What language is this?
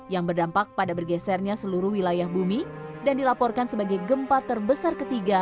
Indonesian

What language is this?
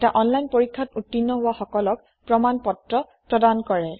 Assamese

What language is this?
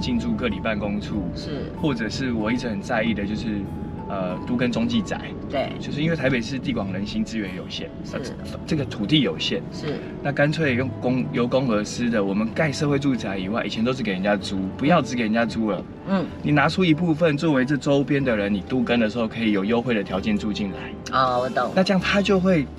Chinese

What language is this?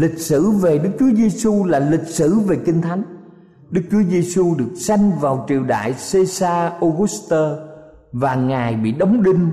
Vietnamese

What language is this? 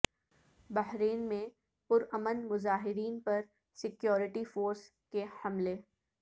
Urdu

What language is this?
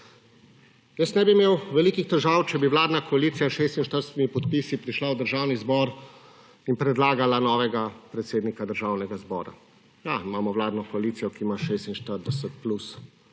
Slovenian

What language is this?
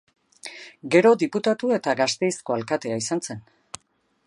Basque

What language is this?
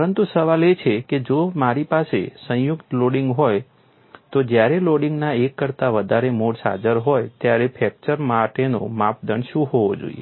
Gujarati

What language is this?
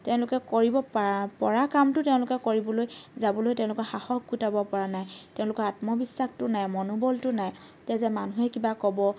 Assamese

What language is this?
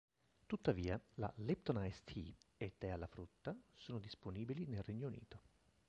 Italian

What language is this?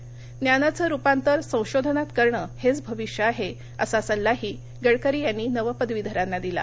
Marathi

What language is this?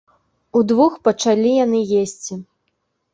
Belarusian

